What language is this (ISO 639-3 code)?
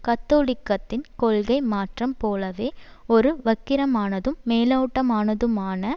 tam